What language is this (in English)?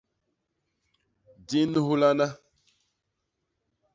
Basaa